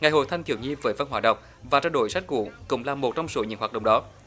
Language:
Vietnamese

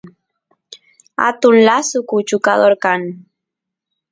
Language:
Santiago del Estero Quichua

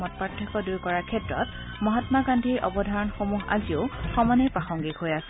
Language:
Assamese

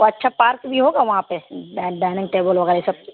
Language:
Urdu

